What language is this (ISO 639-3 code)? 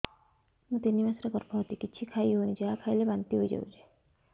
ori